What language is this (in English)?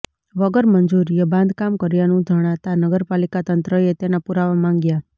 Gujarati